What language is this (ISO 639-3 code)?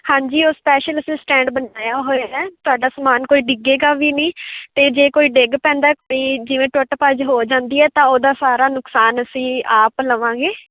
pan